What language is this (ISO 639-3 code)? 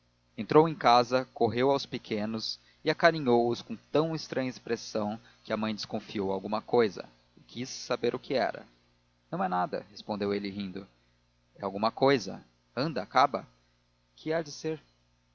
por